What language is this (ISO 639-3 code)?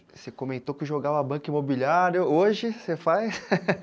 por